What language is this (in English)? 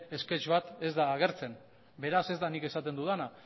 Basque